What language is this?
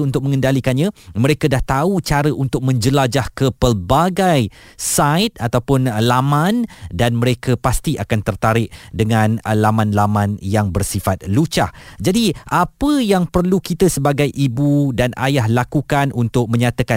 Malay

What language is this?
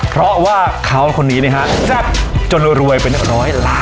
Thai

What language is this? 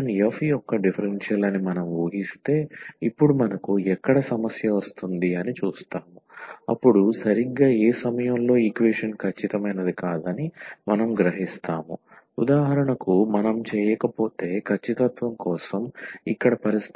Telugu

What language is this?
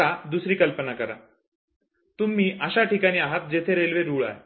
Marathi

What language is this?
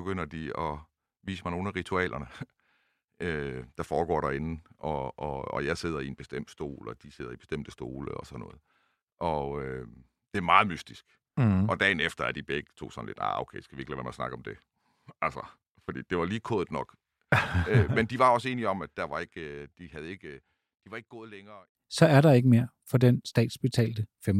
Danish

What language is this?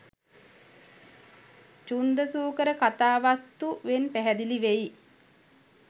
Sinhala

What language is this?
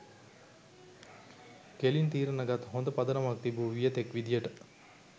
Sinhala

